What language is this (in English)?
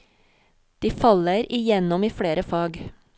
Norwegian